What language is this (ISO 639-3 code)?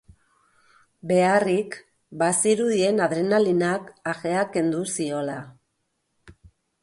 eus